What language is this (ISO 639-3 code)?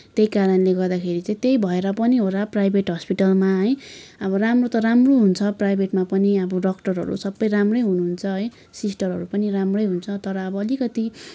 nep